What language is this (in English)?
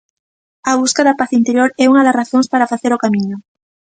Galician